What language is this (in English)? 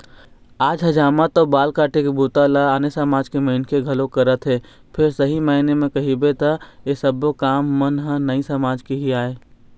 Chhattisgarhi